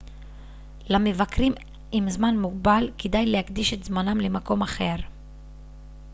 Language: Hebrew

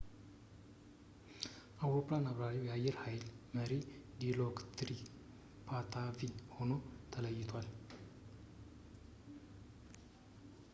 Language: Amharic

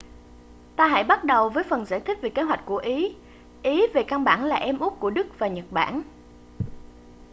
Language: Vietnamese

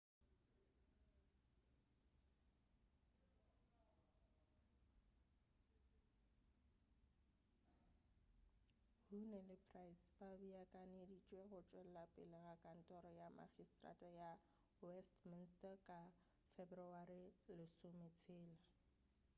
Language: Northern Sotho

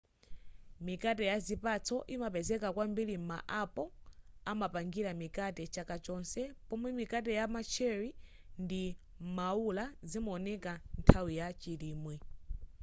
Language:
Nyanja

